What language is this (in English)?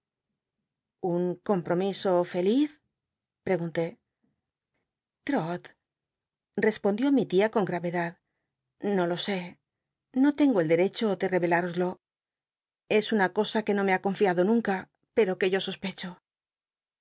Spanish